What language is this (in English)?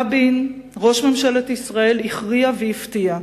Hebrew